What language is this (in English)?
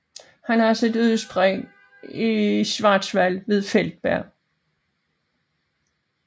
Danish